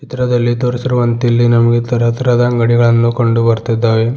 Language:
Kannada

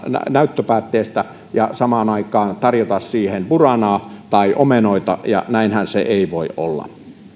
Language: Finnish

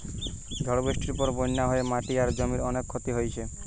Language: Bangla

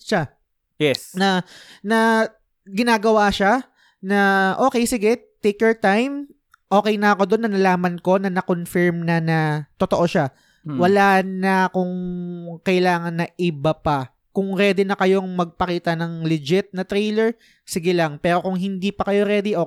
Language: Filipino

